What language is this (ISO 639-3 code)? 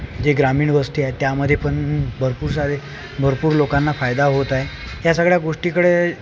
mar